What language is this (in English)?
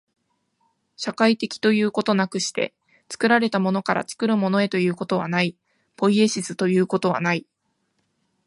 Japanese